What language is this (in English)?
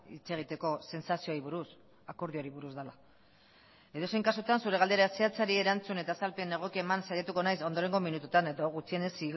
Basque